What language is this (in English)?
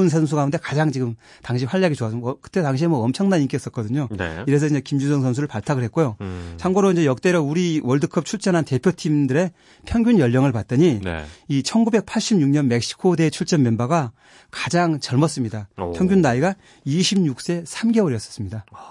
Korean